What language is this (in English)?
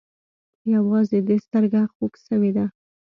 Pashto